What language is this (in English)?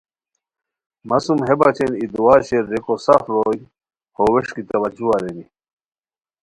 Khowar